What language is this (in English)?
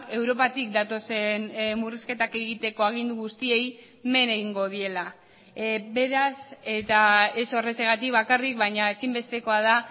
Basque